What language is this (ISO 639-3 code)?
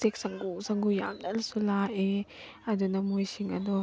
mni